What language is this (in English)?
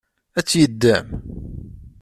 Kabyle